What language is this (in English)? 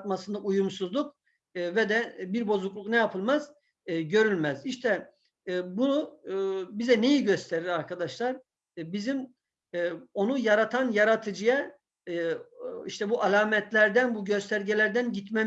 Turkish